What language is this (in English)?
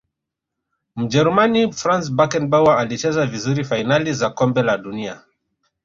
Swahili